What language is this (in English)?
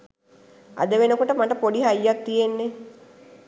Sinhala